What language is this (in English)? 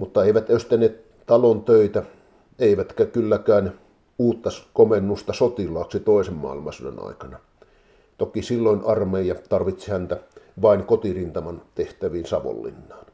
Finnish